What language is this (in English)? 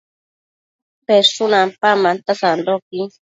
Matsés